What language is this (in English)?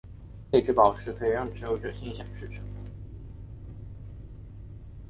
Chinese